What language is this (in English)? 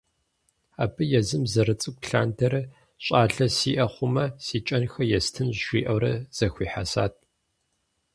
Kabardian